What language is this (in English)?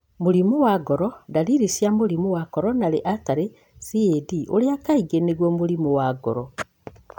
Kikuyu